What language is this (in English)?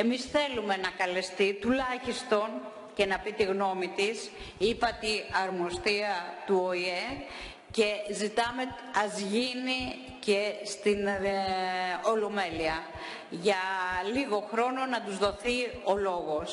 Greek